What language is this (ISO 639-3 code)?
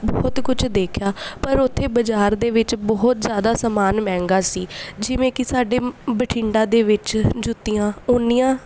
pan